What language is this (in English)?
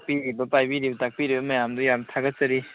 Manipuri